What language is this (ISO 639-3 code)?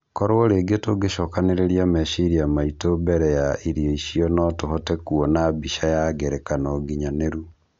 kik